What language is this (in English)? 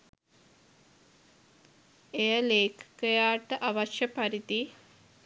Sinhala